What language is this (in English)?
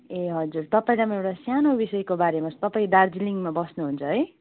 Nepali